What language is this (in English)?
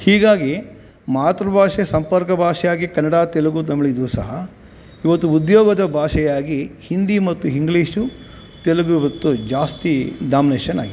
Kannada